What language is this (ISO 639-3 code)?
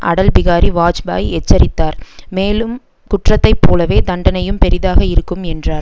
tam